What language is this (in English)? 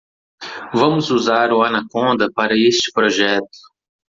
Portuguese